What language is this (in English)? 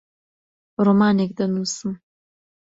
Central Kurdish